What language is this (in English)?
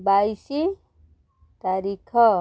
Odia